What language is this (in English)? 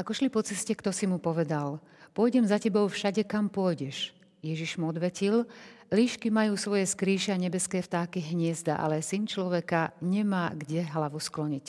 Slovak